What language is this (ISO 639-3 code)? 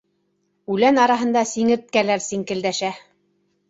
bak